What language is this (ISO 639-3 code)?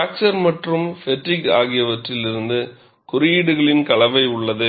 tam